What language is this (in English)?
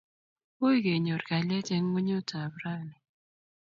Kalenjin